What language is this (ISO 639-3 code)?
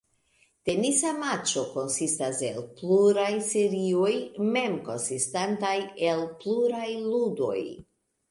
epo